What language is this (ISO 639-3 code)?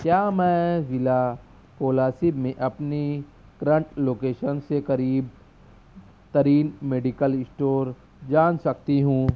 urd